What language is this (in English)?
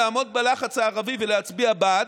Hebrew